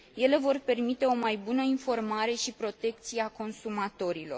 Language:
Romanian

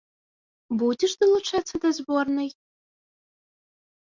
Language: Belarusian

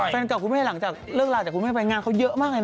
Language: Thai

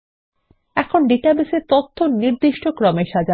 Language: Bangla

